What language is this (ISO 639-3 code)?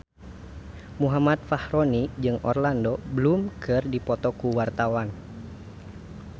sun